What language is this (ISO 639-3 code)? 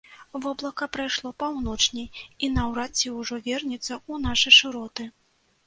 bel